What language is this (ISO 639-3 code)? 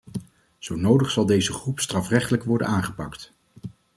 nld